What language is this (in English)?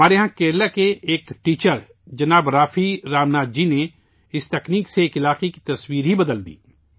Urdu